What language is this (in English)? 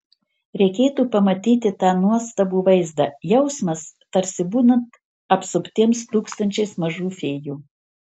Lithuanian